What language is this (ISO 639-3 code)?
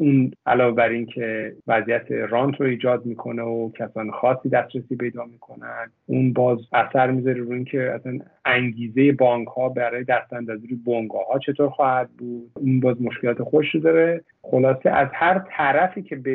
fas